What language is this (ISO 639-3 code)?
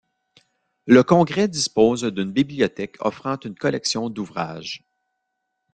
fra